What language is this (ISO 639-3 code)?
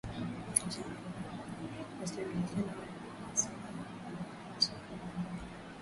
swa